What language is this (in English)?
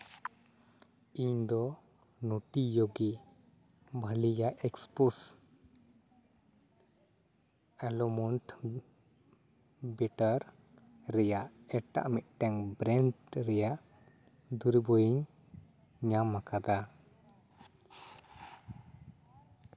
Santali